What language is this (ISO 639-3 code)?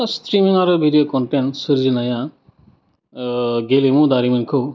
brx